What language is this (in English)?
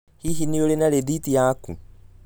Kikuyu